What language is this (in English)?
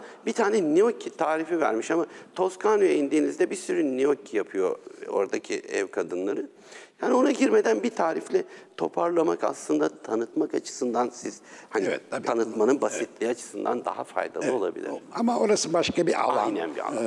Turkish